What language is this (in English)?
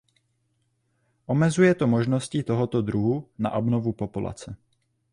Czech